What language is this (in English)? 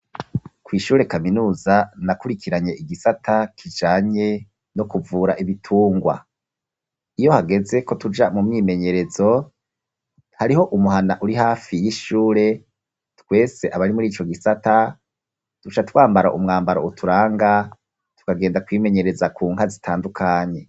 Rundi